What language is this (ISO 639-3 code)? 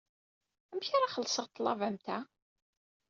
kab